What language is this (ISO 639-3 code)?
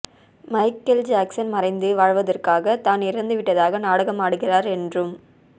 tam